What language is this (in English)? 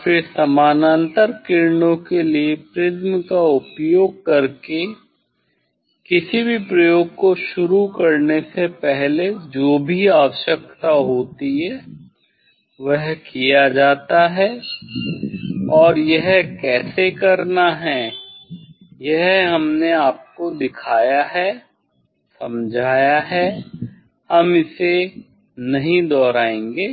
Hindi